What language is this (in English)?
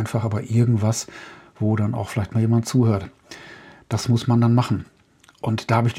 German